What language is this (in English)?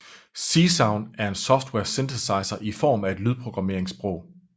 Danish